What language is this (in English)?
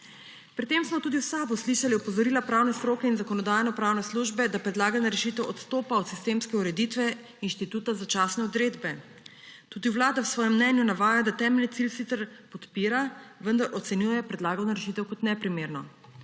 Slovenian